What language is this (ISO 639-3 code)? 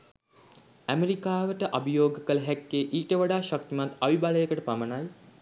sin